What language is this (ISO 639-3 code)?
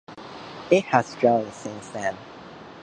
eng